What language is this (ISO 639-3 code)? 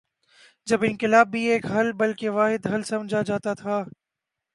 urd